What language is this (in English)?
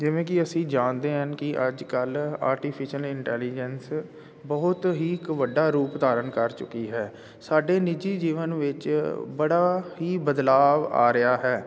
Punjabi